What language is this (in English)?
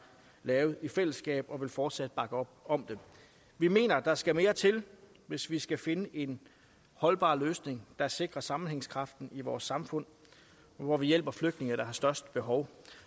Danish